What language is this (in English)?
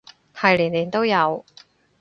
Cantonese